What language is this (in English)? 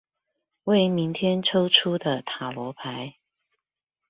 Chinese